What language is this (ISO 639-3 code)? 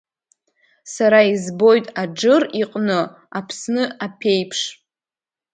abk